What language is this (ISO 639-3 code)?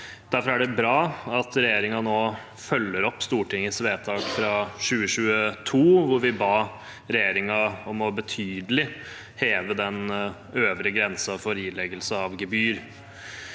nor